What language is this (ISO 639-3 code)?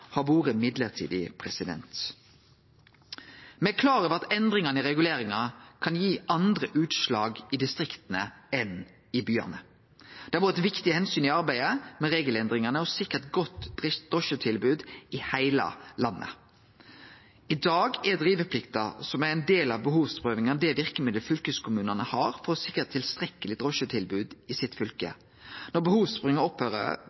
nno